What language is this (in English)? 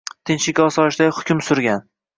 Uzbek